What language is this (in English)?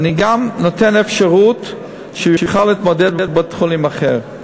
Hebrew